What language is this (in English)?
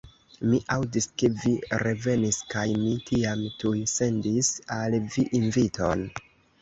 Esperanto